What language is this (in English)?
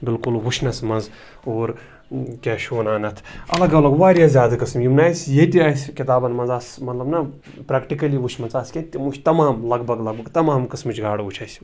Kashmiri